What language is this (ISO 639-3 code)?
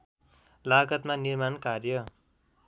nep